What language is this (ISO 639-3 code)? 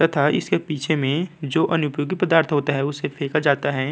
hin